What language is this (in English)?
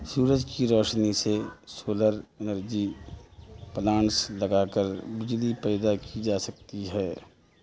Urdu